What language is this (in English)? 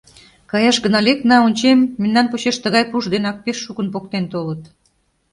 Mari